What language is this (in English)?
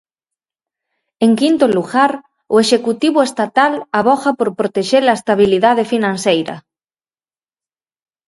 Galician